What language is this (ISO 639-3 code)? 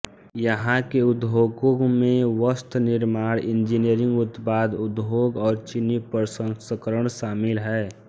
hin